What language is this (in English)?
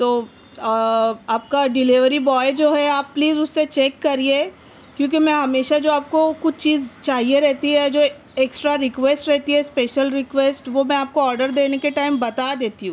Urdu